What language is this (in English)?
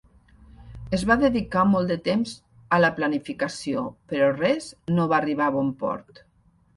Catalan